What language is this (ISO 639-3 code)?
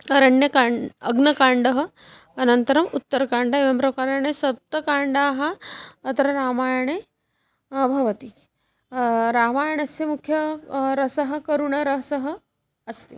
san